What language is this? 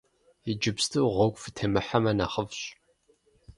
Kabardian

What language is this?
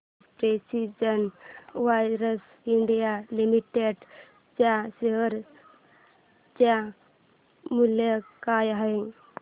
Marathi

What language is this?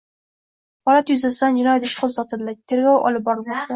Uzbek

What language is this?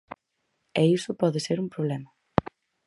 Galician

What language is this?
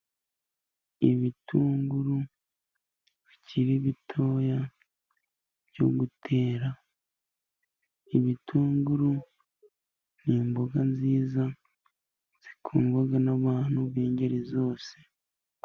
Kinyarwanda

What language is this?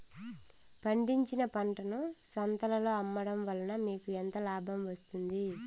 Telugu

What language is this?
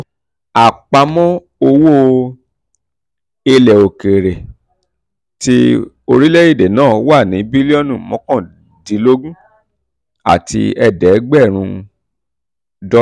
Yoruba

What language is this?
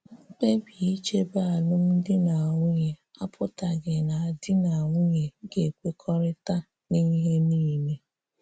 Igbo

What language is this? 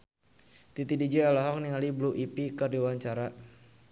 Sundanese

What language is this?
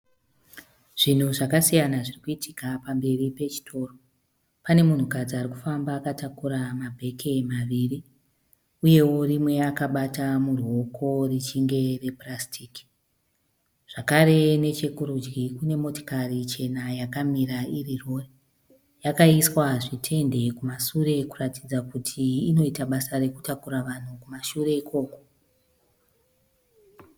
Shona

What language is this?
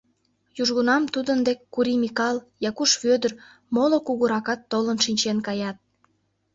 Mari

